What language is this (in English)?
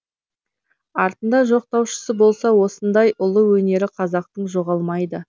Kazakh